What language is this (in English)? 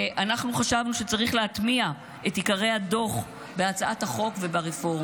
Hebrew